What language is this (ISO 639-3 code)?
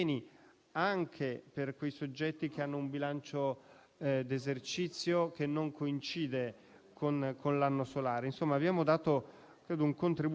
ita